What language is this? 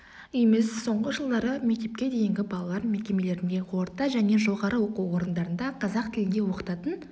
Kazakh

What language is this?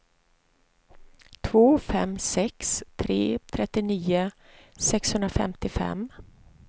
Swedish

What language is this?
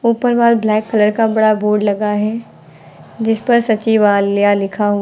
Hindi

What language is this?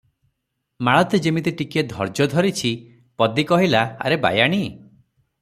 Odia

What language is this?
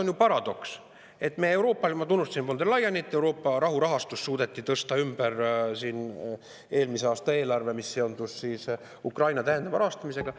Estonian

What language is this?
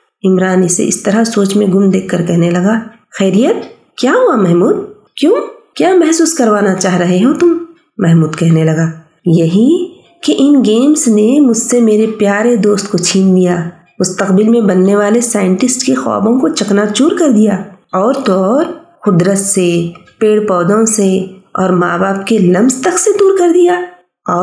Urdu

